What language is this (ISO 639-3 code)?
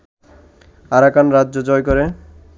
ben